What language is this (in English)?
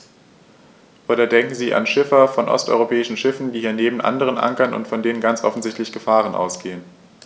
German